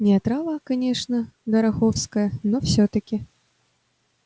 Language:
Russian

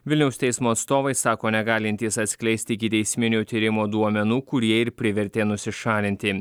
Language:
Lithuanian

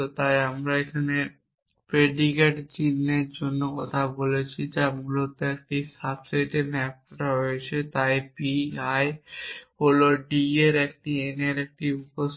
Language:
Bangla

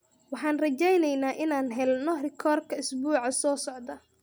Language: Somali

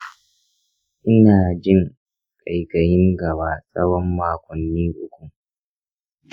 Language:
Hausa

